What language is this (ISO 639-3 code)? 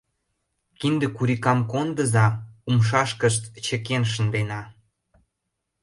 chm